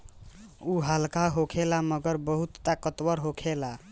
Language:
Bhojpuri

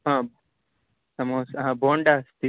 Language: Sanskrit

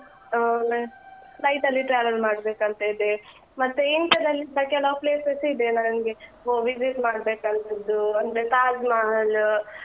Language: Kannada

